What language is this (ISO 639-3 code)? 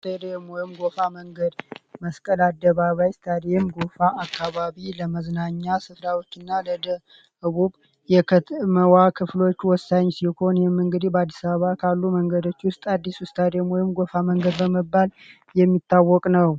amh